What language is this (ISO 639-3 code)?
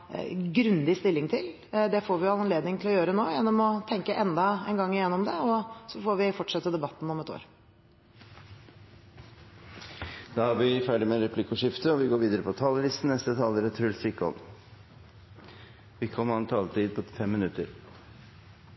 nor